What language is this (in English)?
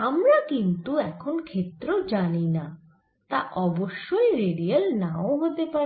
Bangla